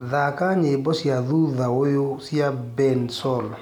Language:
Kikuyu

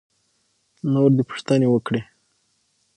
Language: Pashto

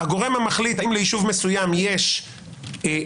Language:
Hebrew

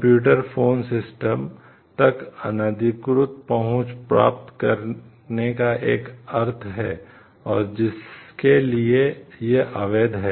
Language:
Hindi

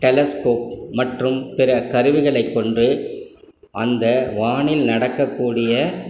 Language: Tamil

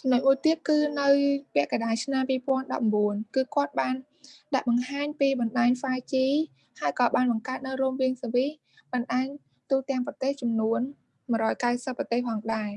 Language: Vietnamese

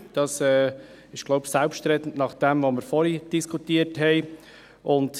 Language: Swiss German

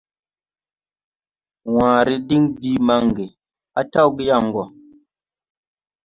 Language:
Tupuri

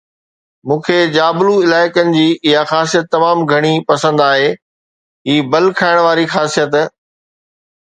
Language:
Sindhi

